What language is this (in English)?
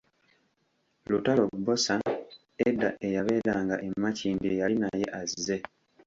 Ganda